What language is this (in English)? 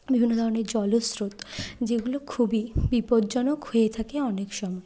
Bangla